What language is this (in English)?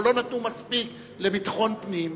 Hebrew